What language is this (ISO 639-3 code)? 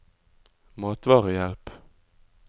nor